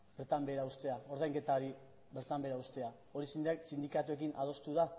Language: Basque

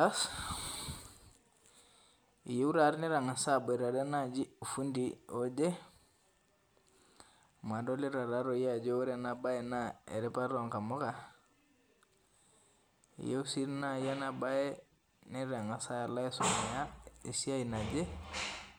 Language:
Masai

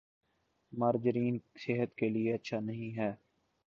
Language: Urdu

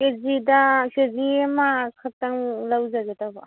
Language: Manipuri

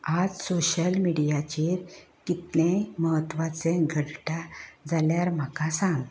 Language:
Konkani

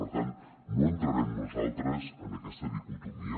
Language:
Catalan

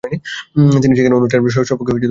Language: Bangla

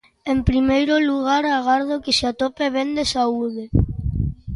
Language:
Galician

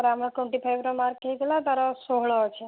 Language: Odia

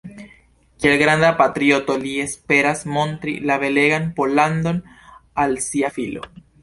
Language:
Esperanto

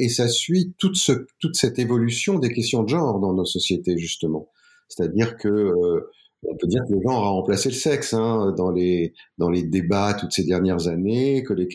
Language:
French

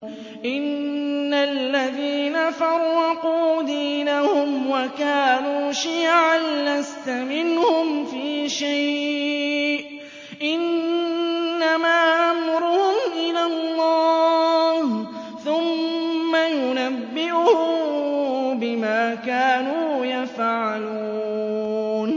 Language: Arabic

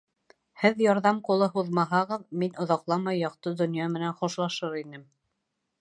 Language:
Bashkir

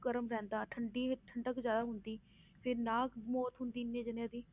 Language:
Punjabi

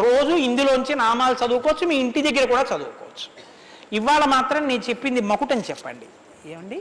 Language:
Telugu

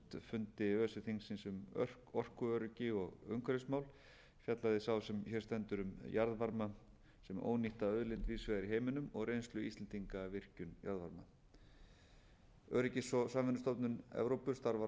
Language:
Icelandic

